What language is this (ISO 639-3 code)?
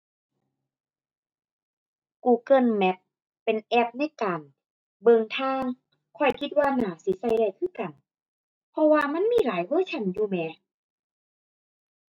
tha